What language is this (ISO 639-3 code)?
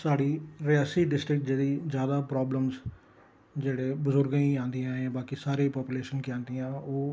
doi